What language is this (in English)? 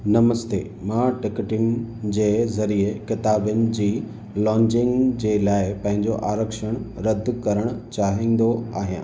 Sindhi